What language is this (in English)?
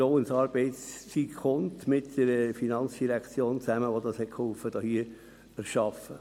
Swiss German